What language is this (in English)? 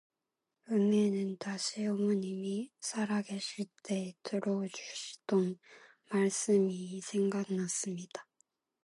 Korean